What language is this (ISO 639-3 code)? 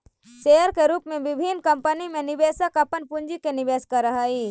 mag